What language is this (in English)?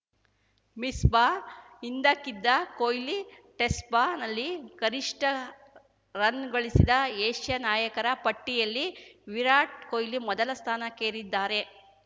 Kannada